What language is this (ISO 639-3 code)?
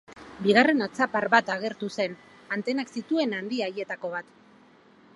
eus